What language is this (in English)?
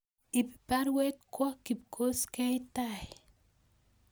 Kalenjin